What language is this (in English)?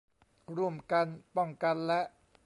Thai